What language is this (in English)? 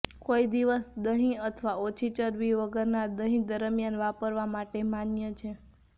Gujarati